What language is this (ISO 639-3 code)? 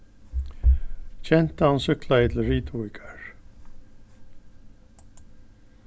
fao